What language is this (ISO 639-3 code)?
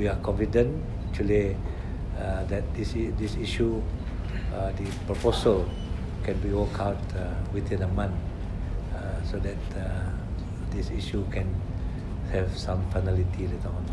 msa